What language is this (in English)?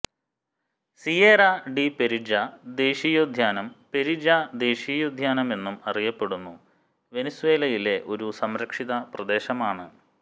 Malayalam